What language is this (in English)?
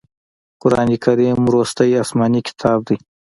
Pashto